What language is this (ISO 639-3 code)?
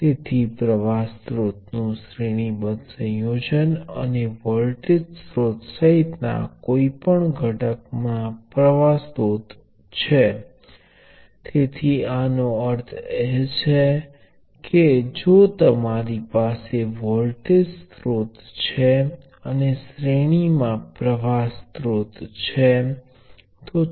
guj